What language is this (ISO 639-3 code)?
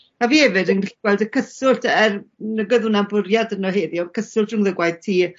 cym